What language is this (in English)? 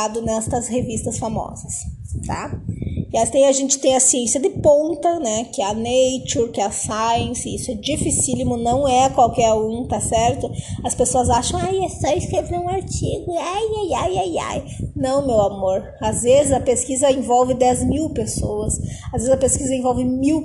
Portuguese